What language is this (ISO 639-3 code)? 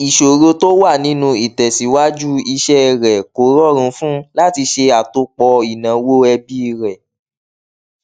yor